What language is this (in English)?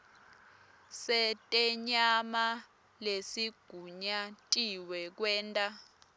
Swati